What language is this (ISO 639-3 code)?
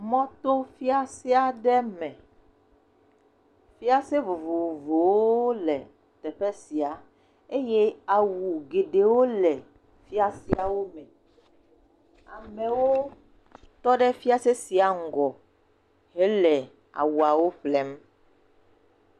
ewe